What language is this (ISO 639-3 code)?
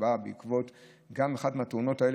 heb